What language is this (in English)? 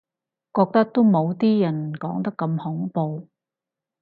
Cantonese